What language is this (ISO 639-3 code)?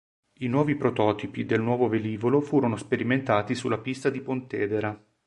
ita